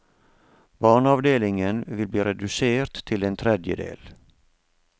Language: Norwegian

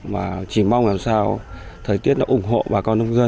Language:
Vietnamese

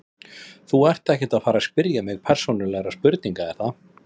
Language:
Icelandic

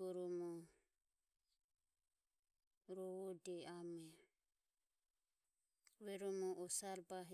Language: Ömie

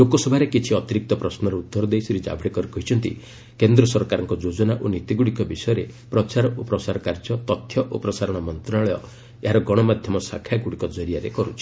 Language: Odia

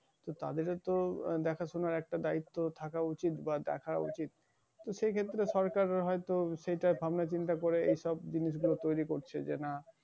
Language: Bangla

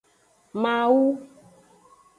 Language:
Aja (Benin)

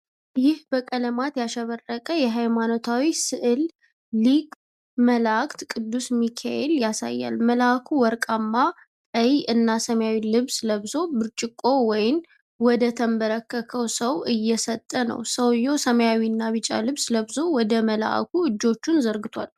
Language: Amharic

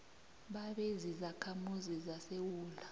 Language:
South Ndebele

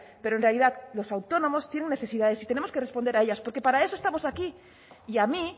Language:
Spanish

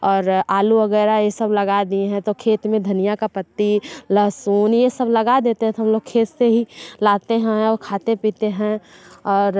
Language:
Hindi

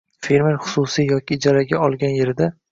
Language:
Uzbek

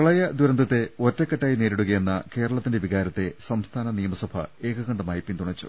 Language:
Malayalam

